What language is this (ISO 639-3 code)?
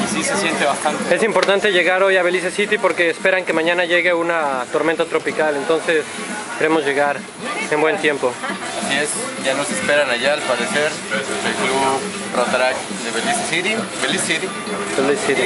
spa